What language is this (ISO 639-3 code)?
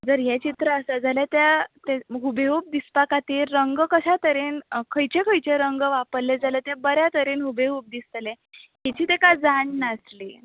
kok